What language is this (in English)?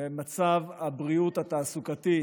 Hebrew